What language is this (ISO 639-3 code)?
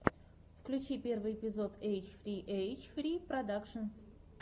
rus